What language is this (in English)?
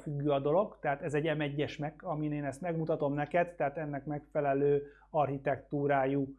Hungarian